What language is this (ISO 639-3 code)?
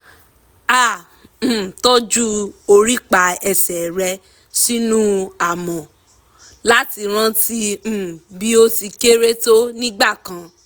yor